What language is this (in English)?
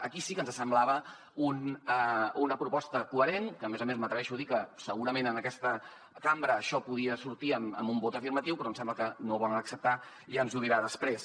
Catalan